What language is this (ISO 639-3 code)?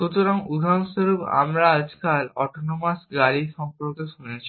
ben